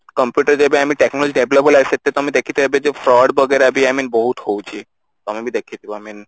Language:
Odia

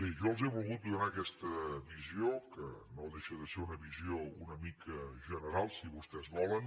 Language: Catalan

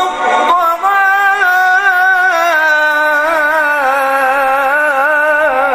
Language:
Arabic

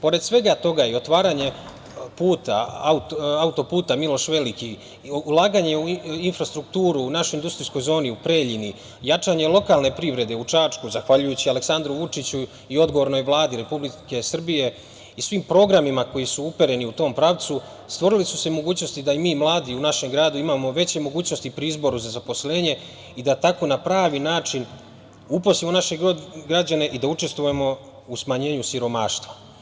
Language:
Serbian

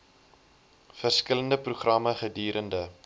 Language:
Afrikaans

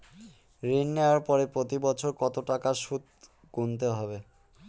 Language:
Bangla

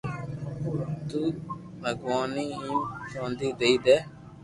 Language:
Loarki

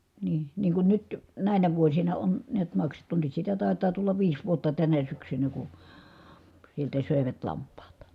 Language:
Finnish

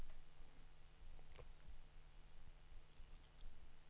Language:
Danish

